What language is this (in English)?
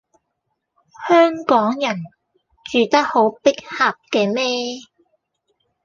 Cantonese